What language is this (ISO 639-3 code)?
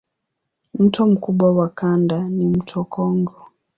swa